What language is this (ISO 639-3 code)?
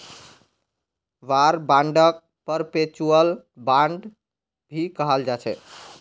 mag